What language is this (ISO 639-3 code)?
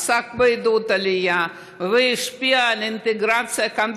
heb